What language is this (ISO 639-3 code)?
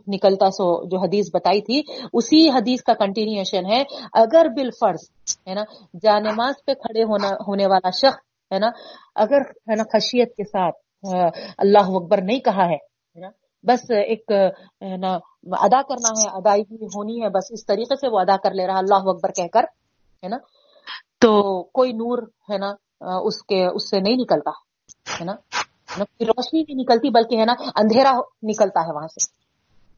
urd